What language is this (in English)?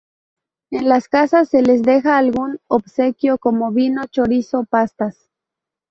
Spanish